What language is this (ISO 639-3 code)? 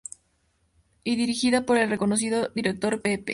spa